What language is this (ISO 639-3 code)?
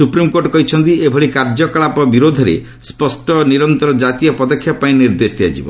ori